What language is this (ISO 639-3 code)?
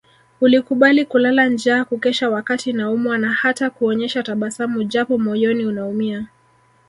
swa